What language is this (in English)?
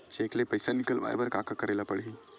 Chhattisgarhi